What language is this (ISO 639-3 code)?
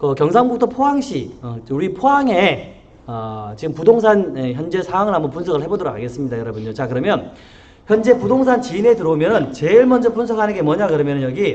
kor